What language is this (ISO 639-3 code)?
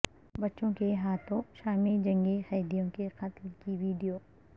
urd